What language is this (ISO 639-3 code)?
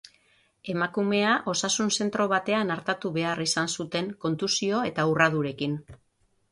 eus